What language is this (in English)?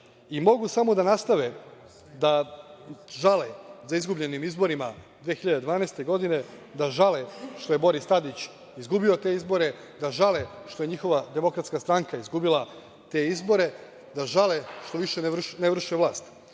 Serbian